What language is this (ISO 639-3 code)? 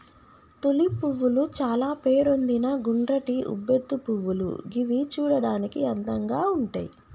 tel